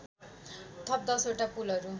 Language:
Nepali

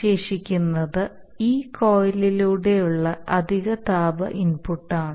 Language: Malayalam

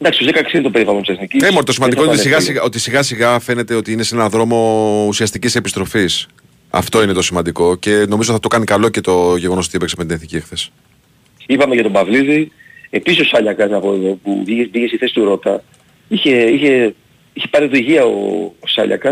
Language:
Greek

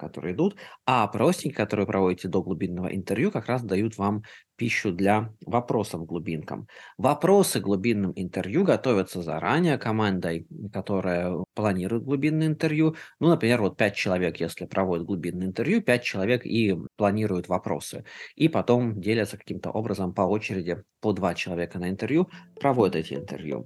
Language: Russian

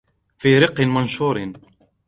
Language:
Arabic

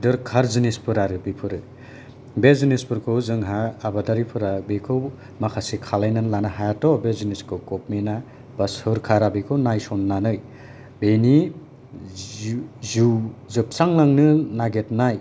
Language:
Bodo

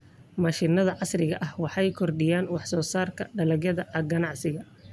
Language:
Somali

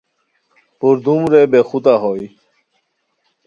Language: Khowar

